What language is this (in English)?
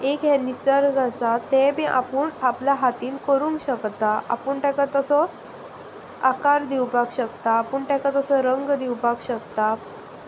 Konkani